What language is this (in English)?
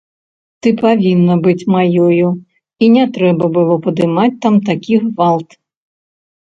Belarusian